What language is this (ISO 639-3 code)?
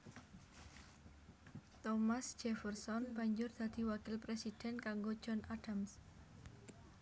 jav